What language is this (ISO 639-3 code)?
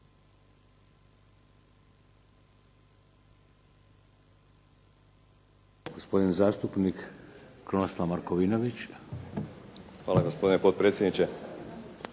hrv